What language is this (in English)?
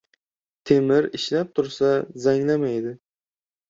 Uzbek